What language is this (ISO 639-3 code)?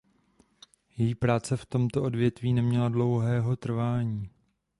ces